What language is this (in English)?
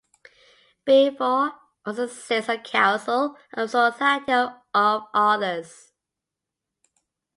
English